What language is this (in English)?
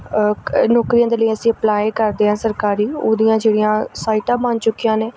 Punjabi